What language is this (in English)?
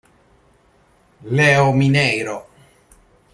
Italian